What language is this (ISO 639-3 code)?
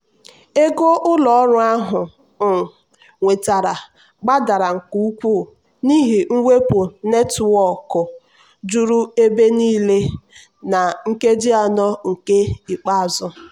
ibo